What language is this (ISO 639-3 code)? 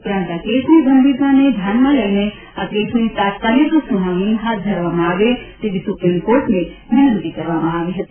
guj